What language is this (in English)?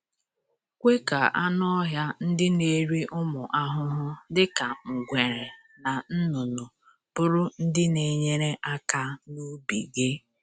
Igbo